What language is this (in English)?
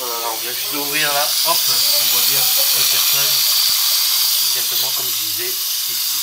French